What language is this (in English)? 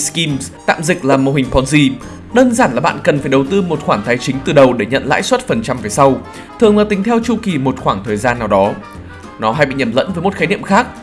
Vietnamese